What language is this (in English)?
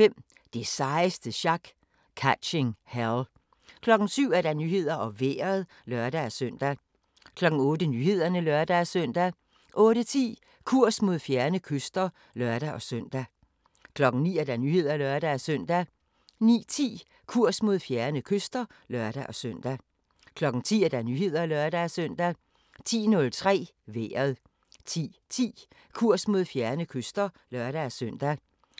Danish